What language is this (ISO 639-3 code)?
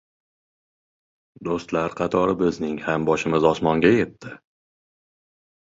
uzb